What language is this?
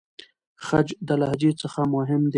Pashto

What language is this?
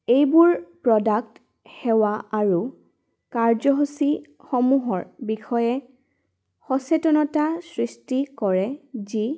Assamese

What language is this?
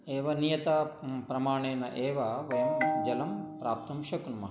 Sanskrit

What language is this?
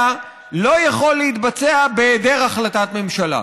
Hebrew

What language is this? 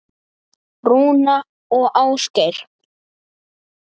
Icelandic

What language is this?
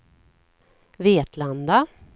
Swedish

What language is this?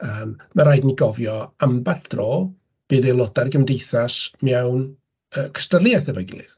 Welsh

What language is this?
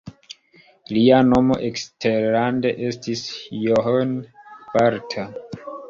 Esperanto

